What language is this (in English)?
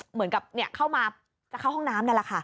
Thai